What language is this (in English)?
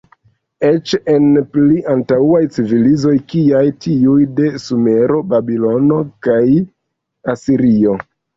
Esperanto